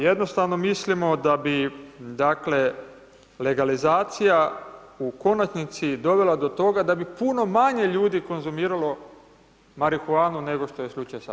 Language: Croatian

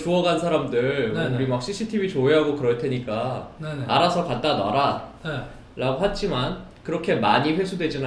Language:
Korean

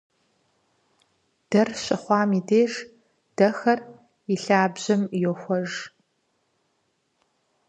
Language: Kabardian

